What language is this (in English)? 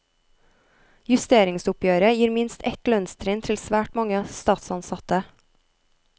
Norwegian